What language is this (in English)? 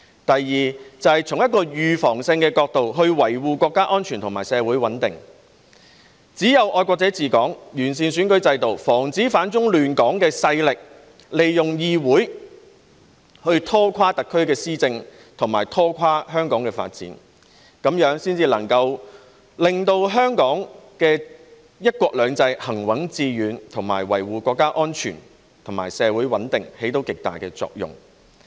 Cantonese